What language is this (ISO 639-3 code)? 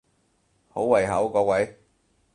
yue